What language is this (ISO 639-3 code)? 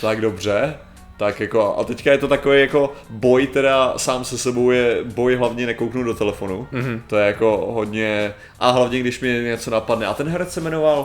ces